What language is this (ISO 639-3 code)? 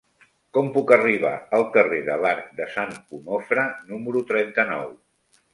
cat